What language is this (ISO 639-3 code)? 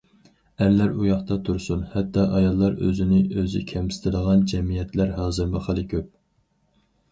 uig